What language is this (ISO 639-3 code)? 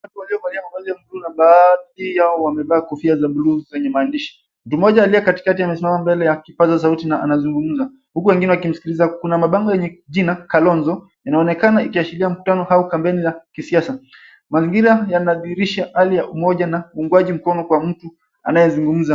swa